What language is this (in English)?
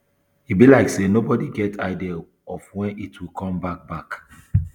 Nigerian Pidgin